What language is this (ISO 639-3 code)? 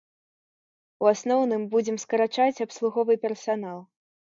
bel